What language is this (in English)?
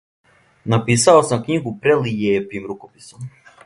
Serbian